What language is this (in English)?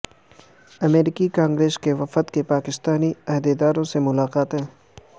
Urdu